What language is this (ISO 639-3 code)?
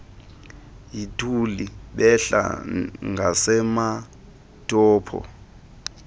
xho